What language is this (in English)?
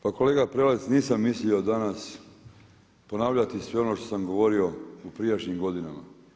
Croatian